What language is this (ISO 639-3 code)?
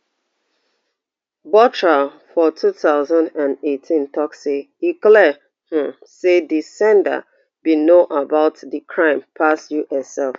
pcm